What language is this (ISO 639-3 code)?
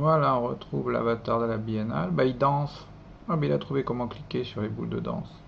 fra